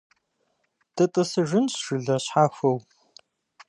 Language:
Kabardian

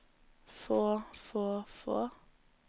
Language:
Norwegian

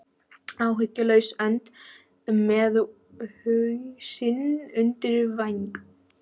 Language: Icelandic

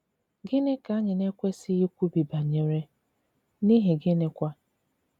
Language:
Igbo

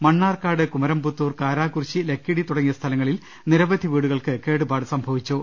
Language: Malayalam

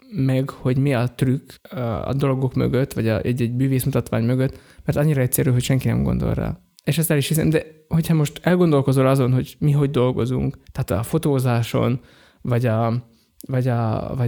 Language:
Hungarian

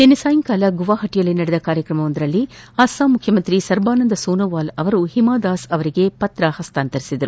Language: Kannada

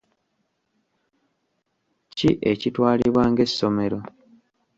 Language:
Ganda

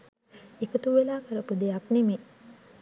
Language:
Sinhala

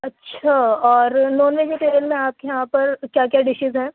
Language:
Urdu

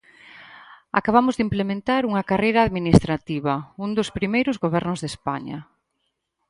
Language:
Galician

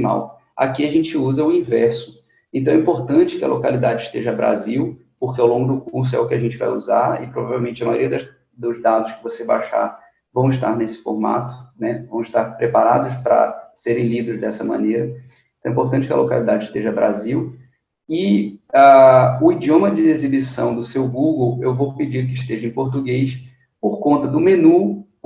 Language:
Portuguese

